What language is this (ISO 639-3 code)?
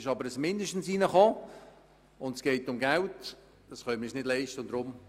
gsw